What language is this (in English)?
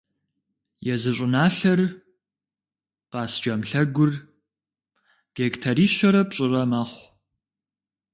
Kabardian